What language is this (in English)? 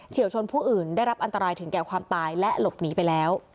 Thai